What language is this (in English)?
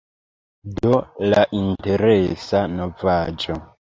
Esperanto